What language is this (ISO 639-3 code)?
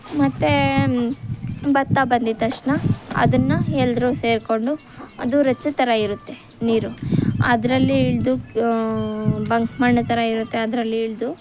kan